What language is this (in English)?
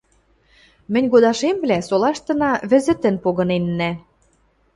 Western Mari